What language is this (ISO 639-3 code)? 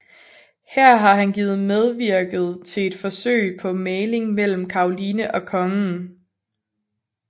dan